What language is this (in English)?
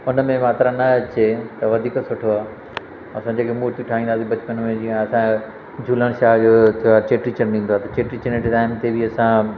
Sindhi